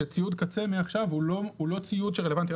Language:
Hebrew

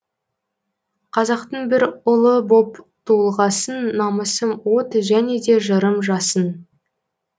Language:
Kazakh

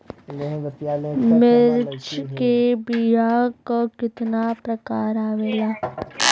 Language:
Bhojpuri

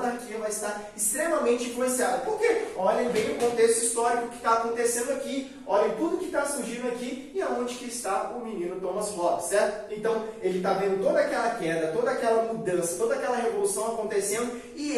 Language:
Portuguese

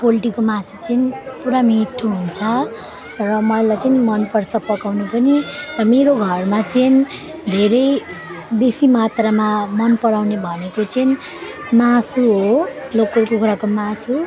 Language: Nepali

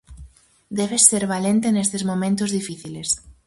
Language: Galician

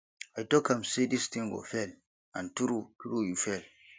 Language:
Nigerian Pidgin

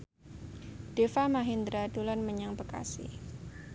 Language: Javanese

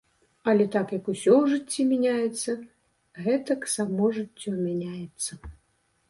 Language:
Belarusian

